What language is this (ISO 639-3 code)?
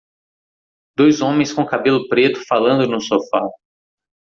por